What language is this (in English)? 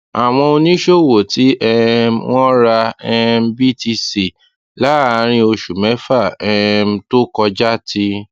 Yoruba